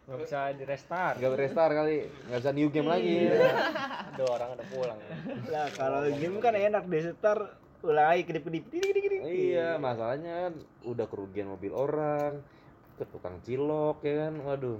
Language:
Indonesian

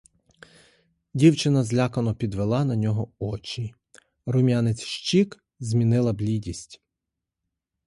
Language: Ukrainian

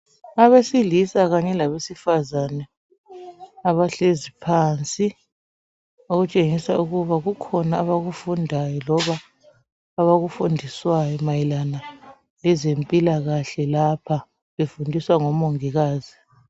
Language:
North Ndebele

